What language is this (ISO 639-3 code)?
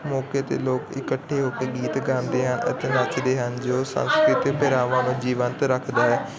pan